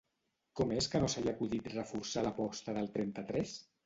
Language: Catalan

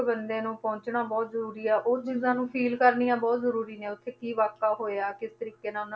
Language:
Punjabi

